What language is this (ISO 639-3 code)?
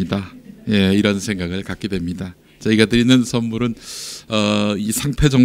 kor